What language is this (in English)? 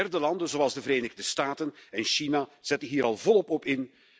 Dutch